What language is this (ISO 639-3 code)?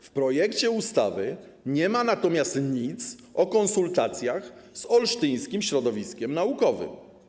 pol